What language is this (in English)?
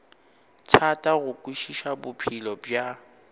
Northern Sotho